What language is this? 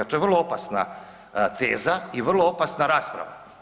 Croatian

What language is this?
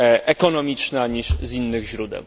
Polish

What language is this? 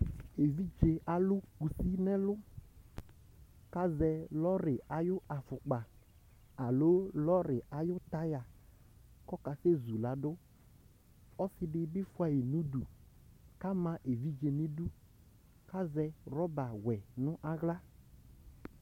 Ikposo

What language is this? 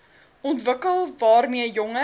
Afrikaans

